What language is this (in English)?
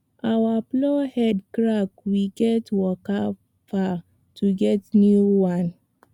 Nigerian Pidgin